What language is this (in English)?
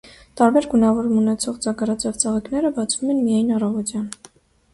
Armenian